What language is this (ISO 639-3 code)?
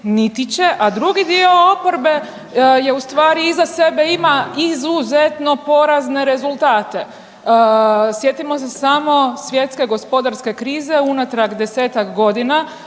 hrv